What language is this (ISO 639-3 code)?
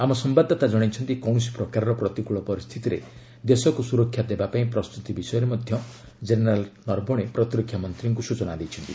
ori